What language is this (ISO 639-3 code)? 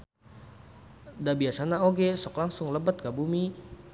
sun